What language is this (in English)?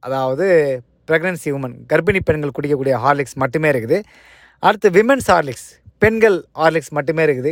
Tamil